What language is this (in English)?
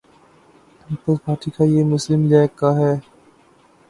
Urdu